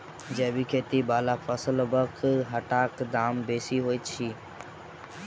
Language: Maithili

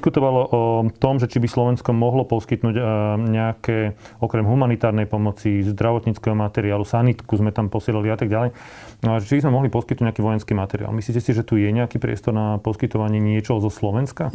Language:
Slovak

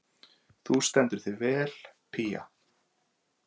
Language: Icelandic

